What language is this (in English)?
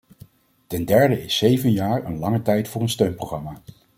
Dutch